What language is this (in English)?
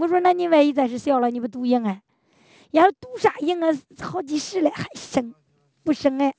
Chinese